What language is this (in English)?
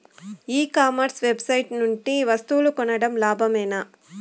Telugu